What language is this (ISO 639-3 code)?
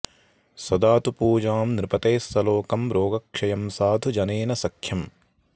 san